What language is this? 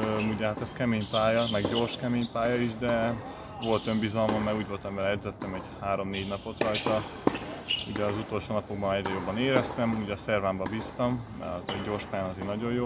Hungarian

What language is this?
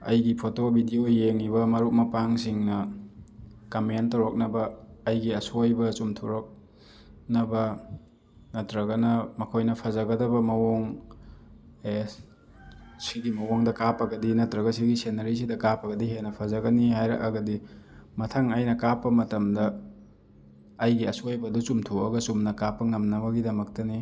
Manipuri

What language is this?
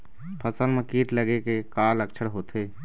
Chhattisgarhi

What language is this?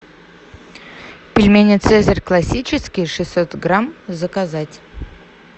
Russian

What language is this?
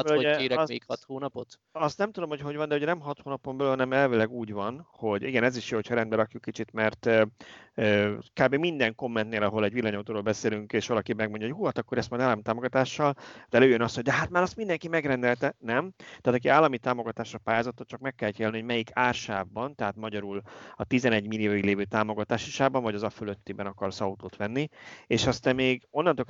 Hungarian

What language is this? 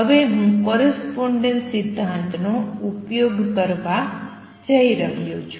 Gujarati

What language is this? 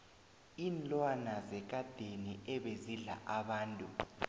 South Ndebele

